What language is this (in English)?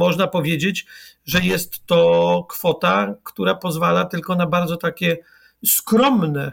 Polish